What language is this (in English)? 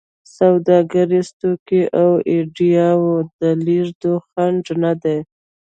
Pashto